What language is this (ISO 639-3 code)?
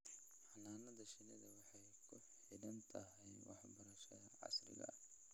som